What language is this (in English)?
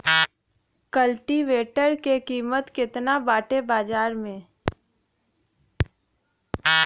Bhojpuri